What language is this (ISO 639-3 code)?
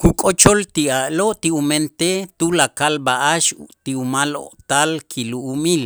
itz